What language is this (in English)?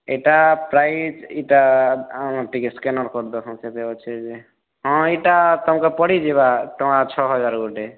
Odia